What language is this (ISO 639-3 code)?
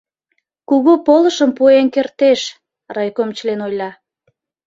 chm